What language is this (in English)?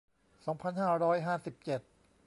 Thai